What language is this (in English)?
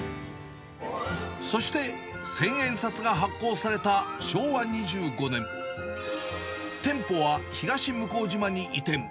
Japanese